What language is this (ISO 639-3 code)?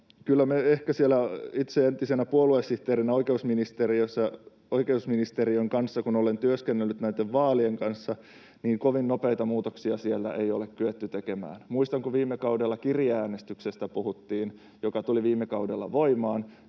fin